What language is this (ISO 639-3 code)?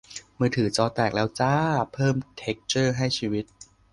tha